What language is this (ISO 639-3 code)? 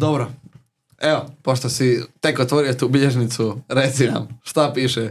hrv